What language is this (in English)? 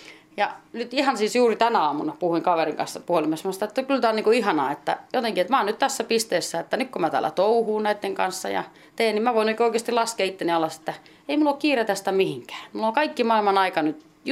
Finnish